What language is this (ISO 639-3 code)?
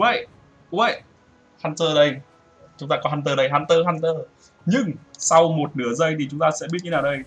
vie